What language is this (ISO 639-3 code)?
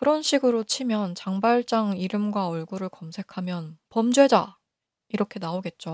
kor